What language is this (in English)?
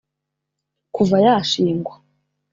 Kinyarwanda